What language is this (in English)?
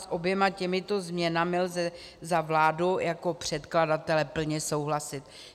Czech